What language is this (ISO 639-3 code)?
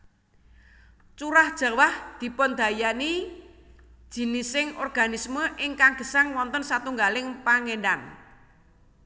jav